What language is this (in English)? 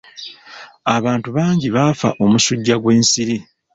Ganda